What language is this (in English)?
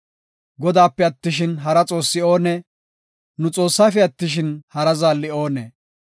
Gofa